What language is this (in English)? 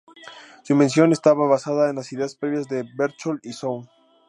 Spanish